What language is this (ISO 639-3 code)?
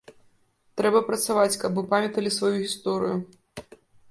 bel